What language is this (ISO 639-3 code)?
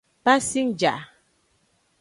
ajg